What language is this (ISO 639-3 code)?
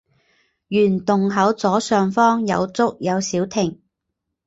zho